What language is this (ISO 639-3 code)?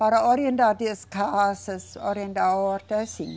por